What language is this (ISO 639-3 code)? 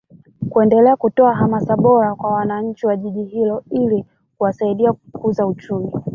swa